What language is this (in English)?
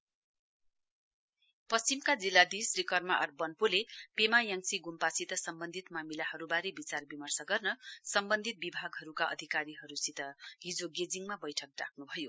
Nepali